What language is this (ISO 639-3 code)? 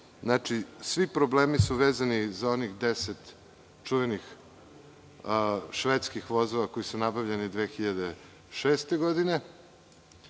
srp